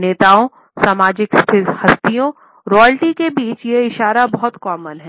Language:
Hindi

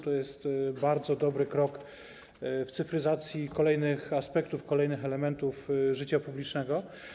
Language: Polish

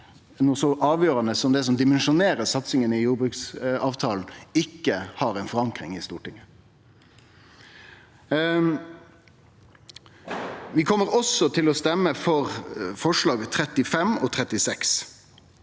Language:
Norwegian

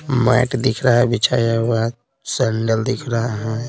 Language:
Hindi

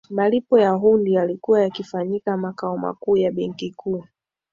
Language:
Swahili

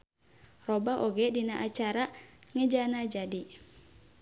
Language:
Sundanese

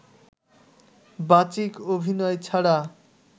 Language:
Bangla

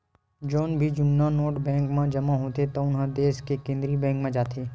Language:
Chhattisgarhi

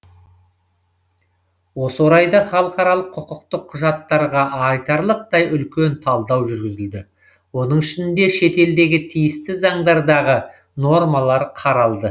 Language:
Kazakh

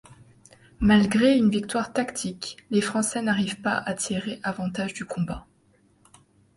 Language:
French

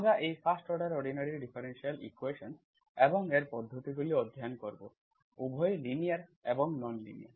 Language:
Bangla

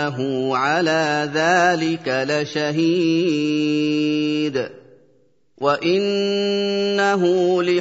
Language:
Arabic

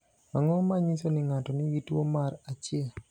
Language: Luo (Kenya and Tanzania)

